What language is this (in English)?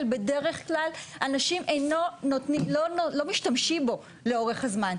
Hebrew